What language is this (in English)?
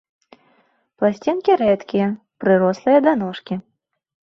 Belarusian